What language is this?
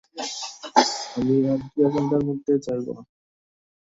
Bangla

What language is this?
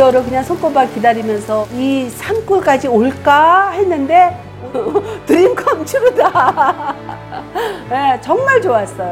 Korean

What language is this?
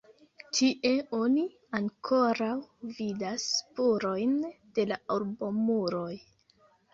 Esperanto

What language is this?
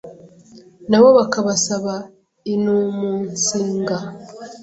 Kinyarwanda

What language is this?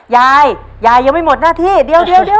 Thai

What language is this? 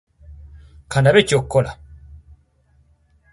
Ganda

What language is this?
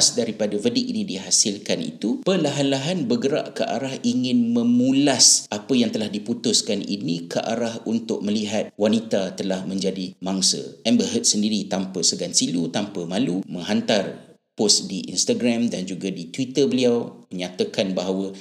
Malay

